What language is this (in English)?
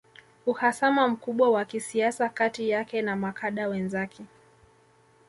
Swahili